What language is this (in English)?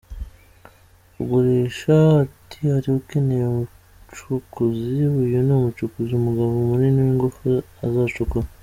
Kinyarwanda